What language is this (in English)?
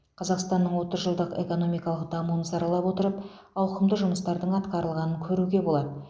Kazakh